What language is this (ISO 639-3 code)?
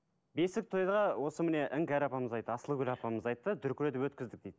kaz